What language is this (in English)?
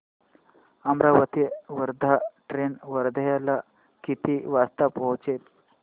Marathi